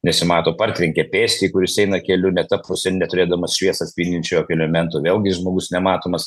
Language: Lithuanian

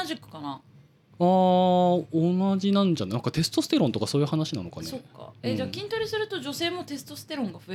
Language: Japanese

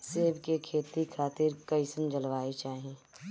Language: Bhojpuri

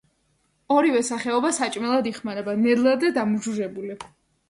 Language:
Georgian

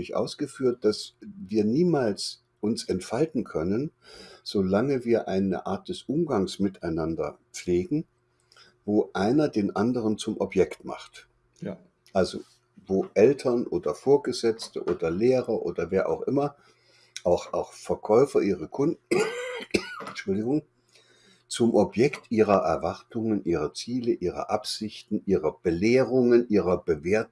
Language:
German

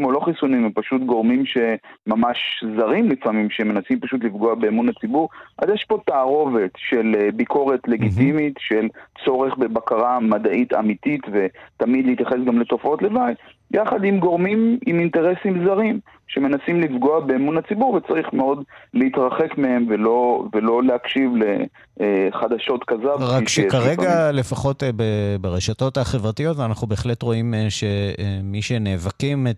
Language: Hebrew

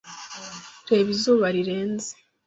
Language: Kinyarwanda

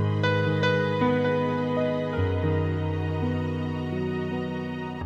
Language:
Persian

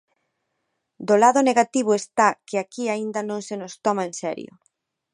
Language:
Galician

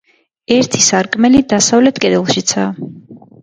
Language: Georgian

